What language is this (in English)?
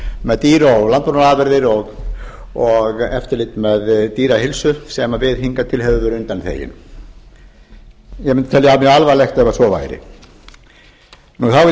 Icelandic